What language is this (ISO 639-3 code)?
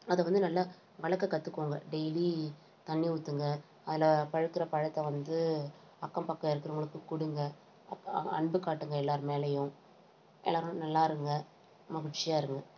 tam